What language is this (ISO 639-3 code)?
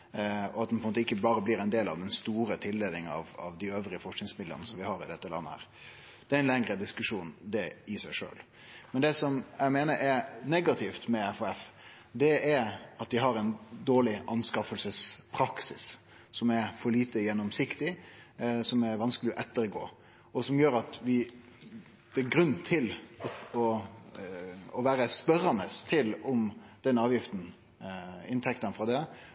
nno